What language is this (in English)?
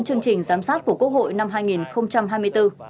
Vietnamese